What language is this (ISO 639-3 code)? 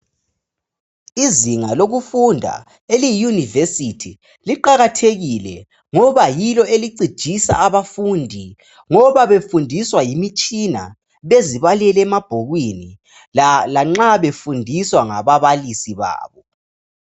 nde